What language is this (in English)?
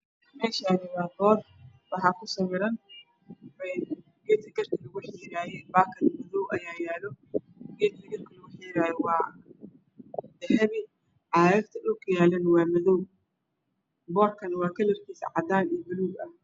Somali